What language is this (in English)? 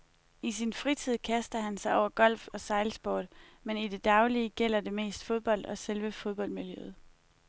Danish